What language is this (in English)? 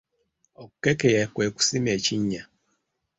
Ganda